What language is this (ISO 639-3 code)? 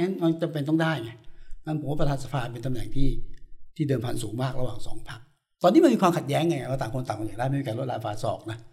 tha